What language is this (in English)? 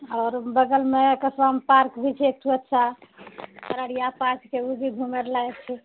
Maithili